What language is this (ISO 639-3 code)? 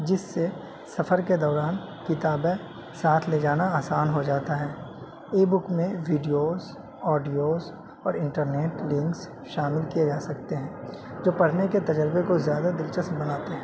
urd